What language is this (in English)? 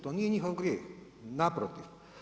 Croatian